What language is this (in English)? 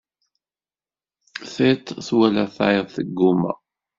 Kabyle